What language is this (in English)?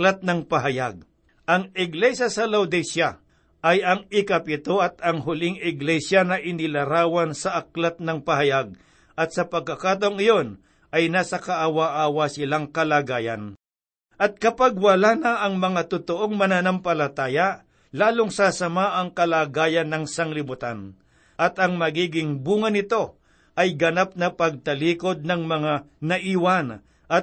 Filipino